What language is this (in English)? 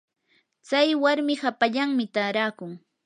Yanahuanca Pasco Quechua